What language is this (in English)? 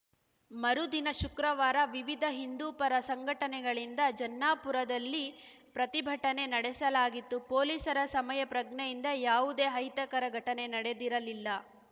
Kannada